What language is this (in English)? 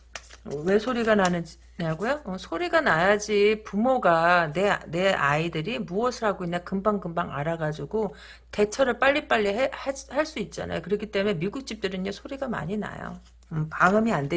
Korean